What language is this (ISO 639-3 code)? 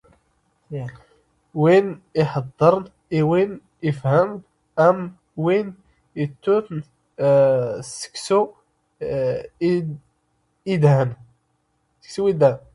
zgh